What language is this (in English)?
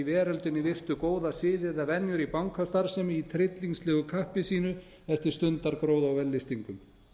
Icelandic